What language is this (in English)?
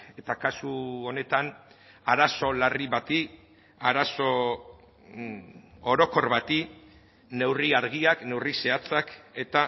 Basque